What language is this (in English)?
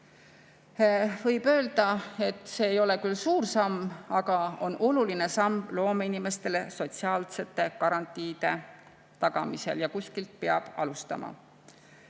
Estonian